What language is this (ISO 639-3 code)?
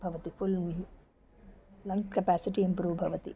san